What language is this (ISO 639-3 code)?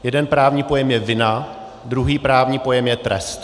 ces